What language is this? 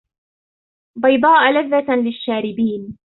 Arabic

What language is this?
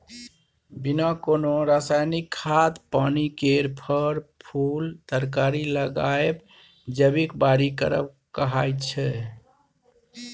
Maithili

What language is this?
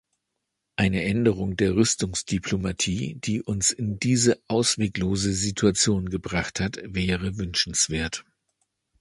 German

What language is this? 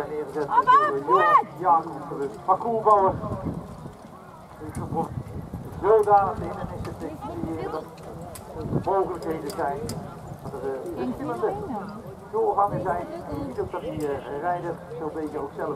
Dutch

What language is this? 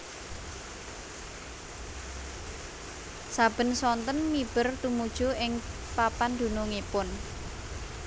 Javanese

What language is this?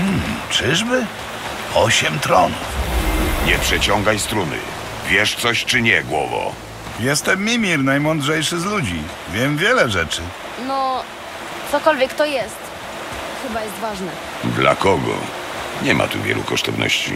Polish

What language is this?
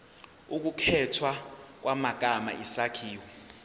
Zulu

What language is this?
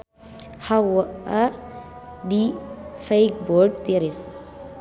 Sundanese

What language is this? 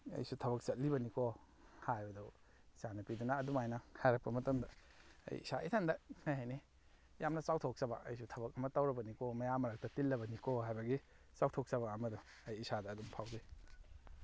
Manipuri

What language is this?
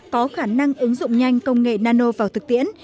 Vietnamese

